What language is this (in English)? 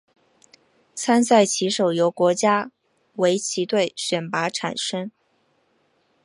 Chinese